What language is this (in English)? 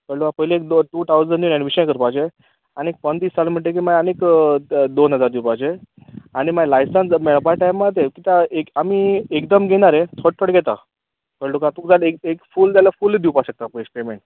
Konkani